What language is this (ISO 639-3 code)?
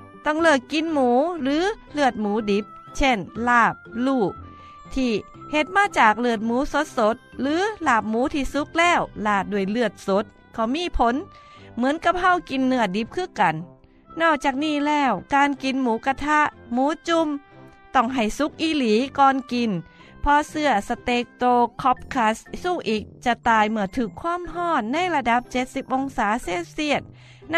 tha